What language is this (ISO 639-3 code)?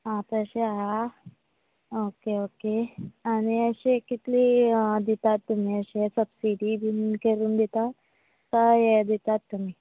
kok